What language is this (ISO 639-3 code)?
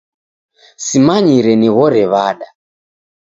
dav